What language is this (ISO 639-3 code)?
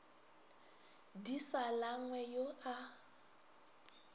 nso